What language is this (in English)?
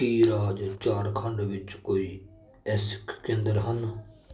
Punjabi